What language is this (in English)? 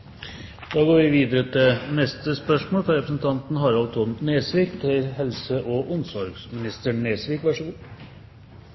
Norwegian